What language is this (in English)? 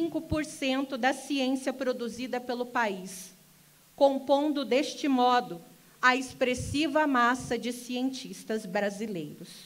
Portuguese